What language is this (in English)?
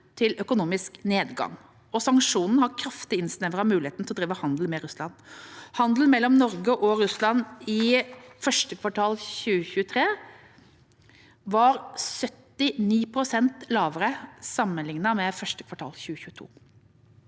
Norwegian